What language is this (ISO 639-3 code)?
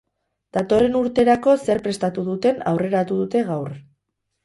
eus